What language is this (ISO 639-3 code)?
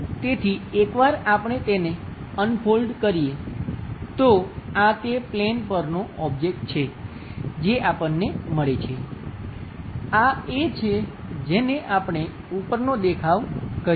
guj